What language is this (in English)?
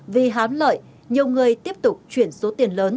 Vietnamese